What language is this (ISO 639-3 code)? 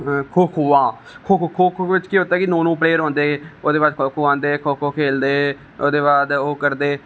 doi